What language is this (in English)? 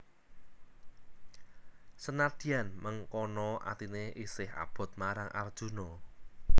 Javanese